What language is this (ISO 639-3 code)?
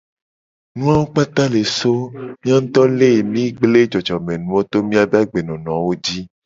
gej